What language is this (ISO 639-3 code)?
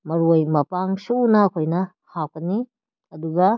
mni